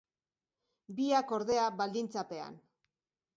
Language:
Basque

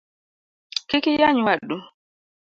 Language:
Luo (Kenya and Tanzania)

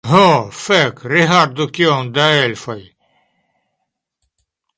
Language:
Esperanto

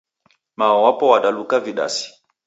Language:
Taita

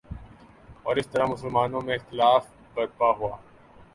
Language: Urdu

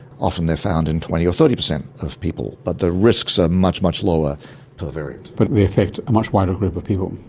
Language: English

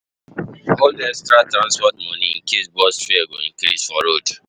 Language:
Nigerian Pidgin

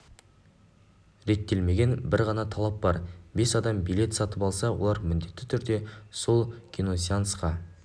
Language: Kazakh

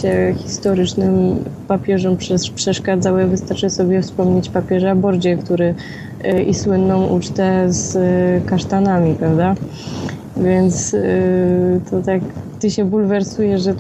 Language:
Polish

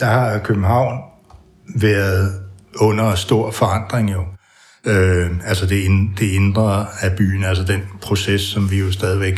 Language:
Danish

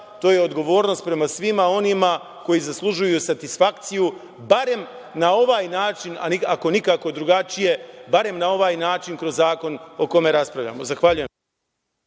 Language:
Serbian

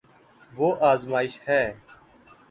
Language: Urdu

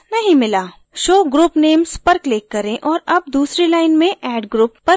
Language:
Hindi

